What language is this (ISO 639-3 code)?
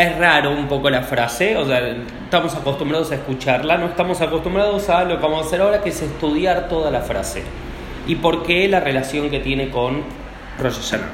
spa